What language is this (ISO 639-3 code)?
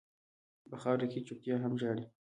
pus